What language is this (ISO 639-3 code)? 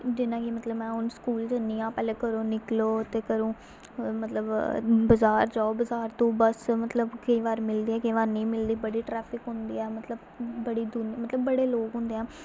doi